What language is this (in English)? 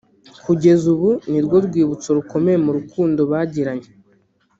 Kinyarwanda